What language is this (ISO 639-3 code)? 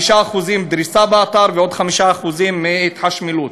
heb